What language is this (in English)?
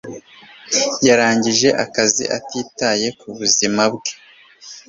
Kinyarwanda